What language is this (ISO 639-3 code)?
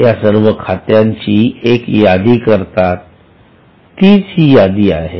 mar